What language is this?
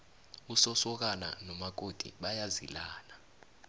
South Ndebele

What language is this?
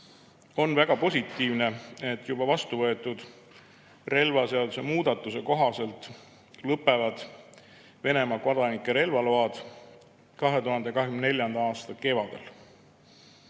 Estonian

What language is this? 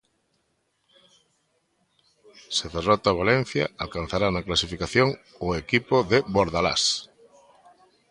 Galician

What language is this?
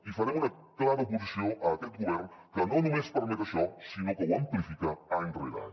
Catalan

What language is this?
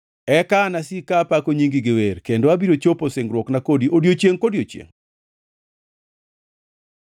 Luo (Kenya and Tanzania)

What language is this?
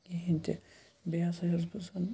Kashmiri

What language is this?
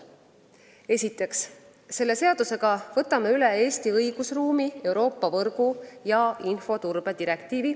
Estonian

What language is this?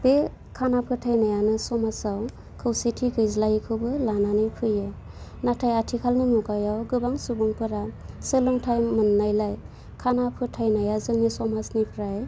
Bodo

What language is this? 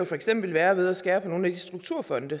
Danish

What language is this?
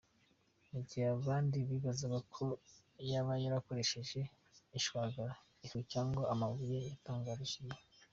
Kinyarwanda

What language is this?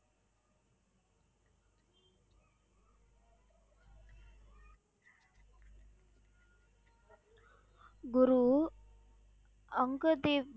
Tamil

